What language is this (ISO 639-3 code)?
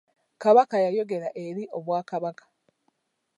lug